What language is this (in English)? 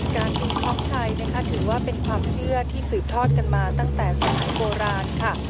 Thai